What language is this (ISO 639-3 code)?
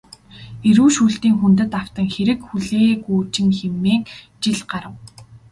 mon